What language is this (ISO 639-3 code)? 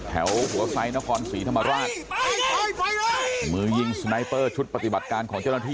tha